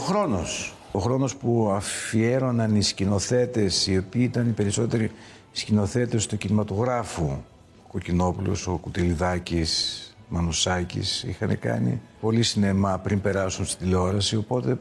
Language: Greek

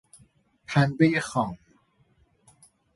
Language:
Persian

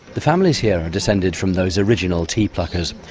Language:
English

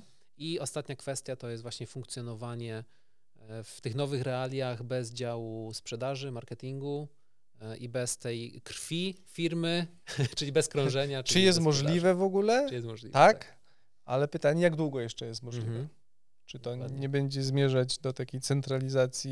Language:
Polish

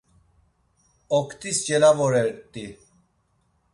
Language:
Laz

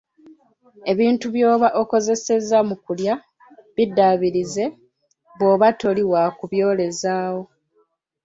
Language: Ganda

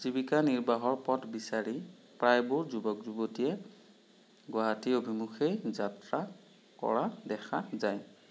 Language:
Assamese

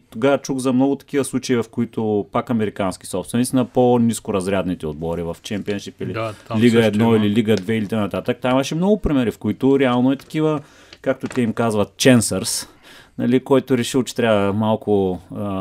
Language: Bulgarian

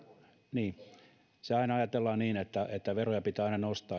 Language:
Finnish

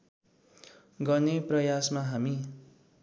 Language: Nepali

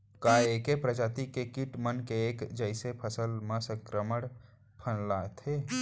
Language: Chhattisgarhi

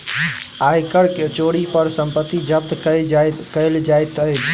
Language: Maithili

